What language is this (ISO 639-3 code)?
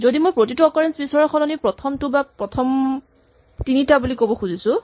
asm